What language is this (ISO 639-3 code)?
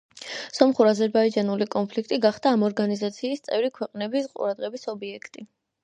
kat